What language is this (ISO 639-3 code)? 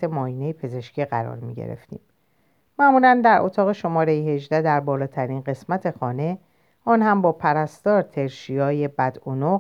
fas